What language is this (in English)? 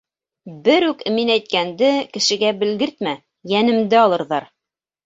Bashkir